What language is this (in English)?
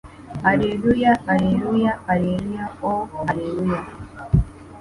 Kinyarwanda